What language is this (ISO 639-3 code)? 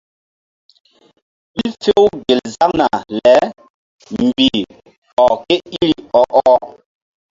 mdd